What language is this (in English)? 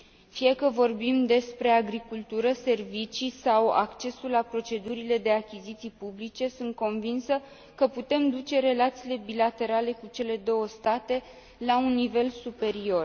Romanian